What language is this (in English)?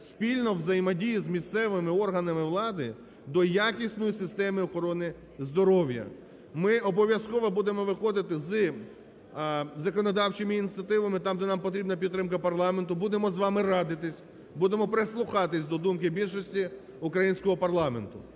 Ukrainian